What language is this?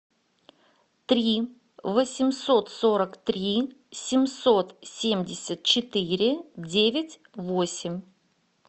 Russian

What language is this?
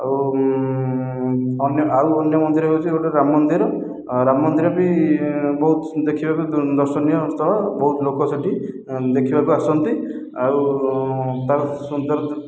Odia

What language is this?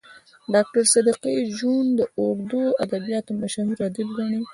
Pashto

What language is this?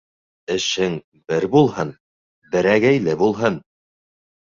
Bashkir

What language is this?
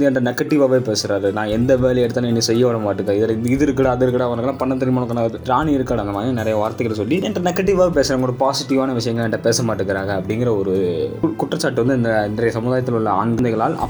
Tamil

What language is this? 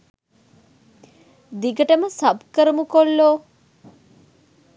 Sinhala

